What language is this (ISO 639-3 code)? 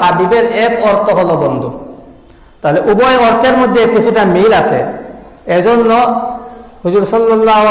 ind